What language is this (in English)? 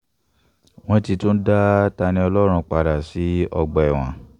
Yoruba